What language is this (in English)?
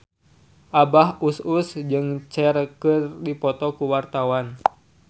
Sundanese